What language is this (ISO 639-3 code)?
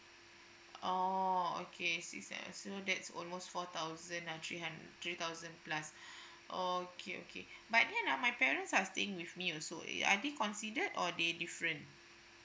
eng